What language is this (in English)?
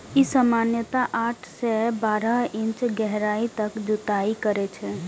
Maithili